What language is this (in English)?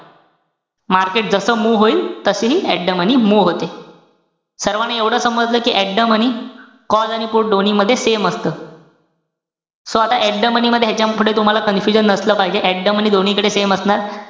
Marathi